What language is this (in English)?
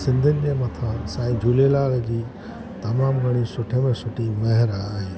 Sindhi